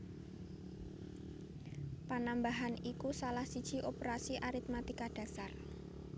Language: Javanese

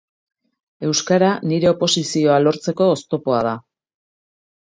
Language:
Basque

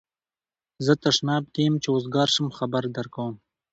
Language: Pashto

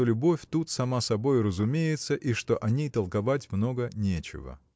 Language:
Russian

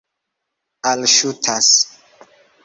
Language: Esperanto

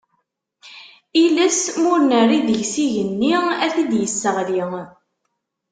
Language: Kabyle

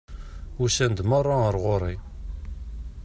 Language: Kabyle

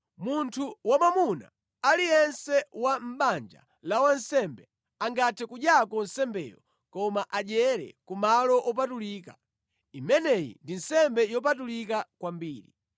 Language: Nyanja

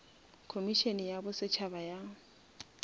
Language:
Northern Sotho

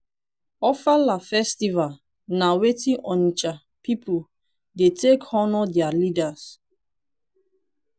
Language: Nigerian Pidgin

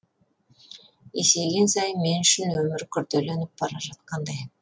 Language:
Kazakh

